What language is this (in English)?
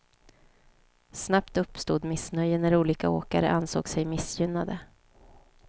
Swedish